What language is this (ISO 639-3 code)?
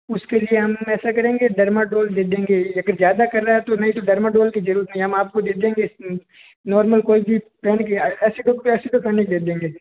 hin